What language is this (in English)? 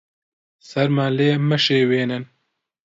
Central Kurdish